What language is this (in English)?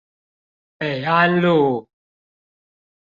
Chinese